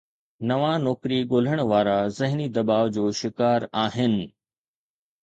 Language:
Sindhi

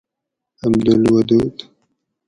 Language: Gawri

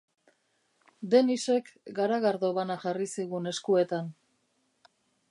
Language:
Basque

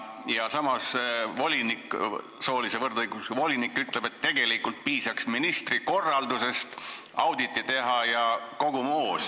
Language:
Estonian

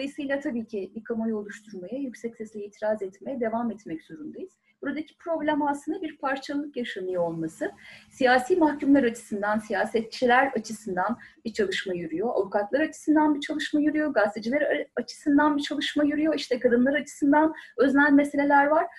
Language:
Turkish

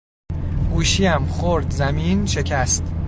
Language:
Persian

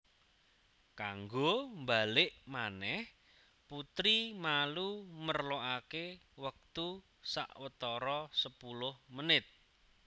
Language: Javanese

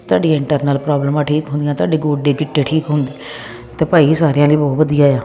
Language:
Punjabi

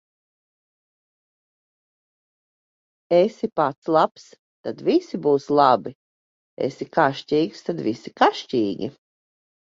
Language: Latvian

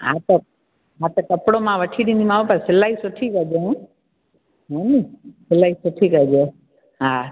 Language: Sindhi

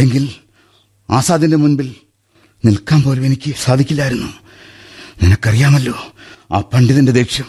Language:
Malayalam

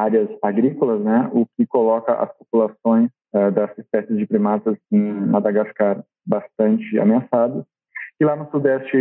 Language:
Portuguese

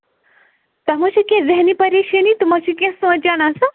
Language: Kashmiri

